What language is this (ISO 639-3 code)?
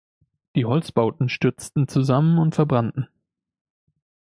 deu